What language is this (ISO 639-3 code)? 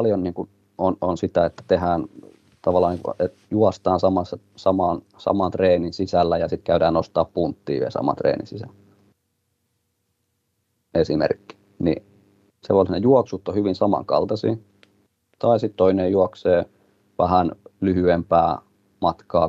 fin